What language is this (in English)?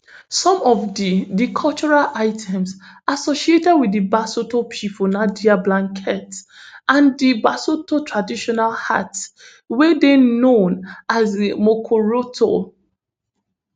Nigerian Pidgin